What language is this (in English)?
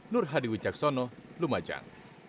Indonesian